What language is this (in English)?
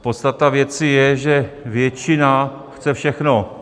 Czech